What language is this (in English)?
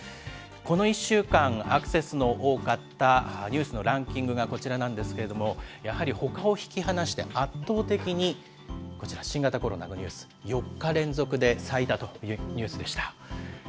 Japanese